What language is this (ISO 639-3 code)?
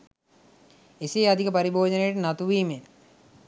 sin